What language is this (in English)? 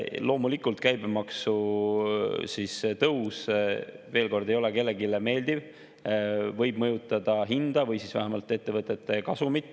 Estonian